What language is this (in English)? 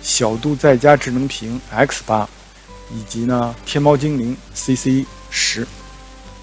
Chinese